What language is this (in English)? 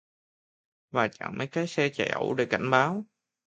Vietnamese